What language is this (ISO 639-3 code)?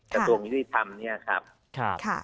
tha